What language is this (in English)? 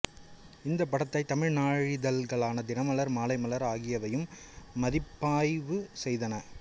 Tamil